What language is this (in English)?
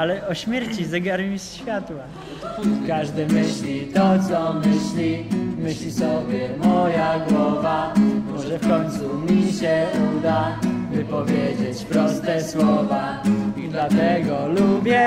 Polish